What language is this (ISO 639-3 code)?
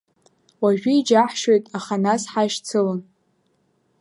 abk